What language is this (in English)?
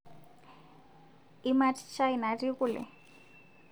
Masai